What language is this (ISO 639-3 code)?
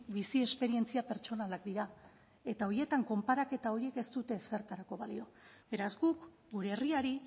eus